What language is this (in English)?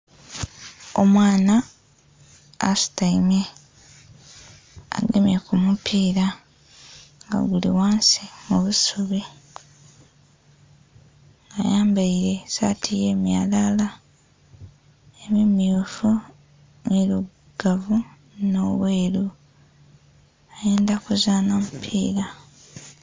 Soga